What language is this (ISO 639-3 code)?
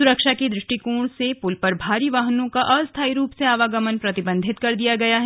hin